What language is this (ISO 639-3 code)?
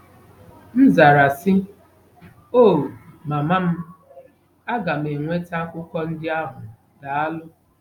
ibo